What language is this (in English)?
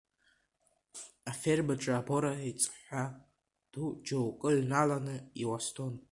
Abkhazian